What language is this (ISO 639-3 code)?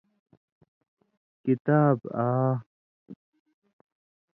mvy